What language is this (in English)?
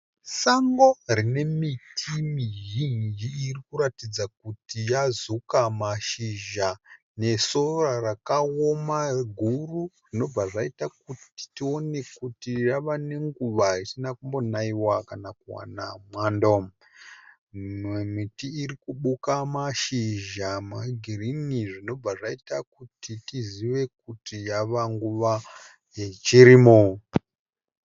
Shona